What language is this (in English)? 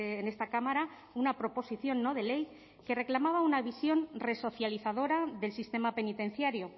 Spanish